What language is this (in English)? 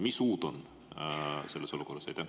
Estonian